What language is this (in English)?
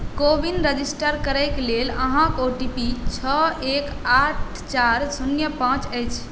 Maithili